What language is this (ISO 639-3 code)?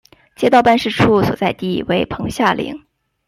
zho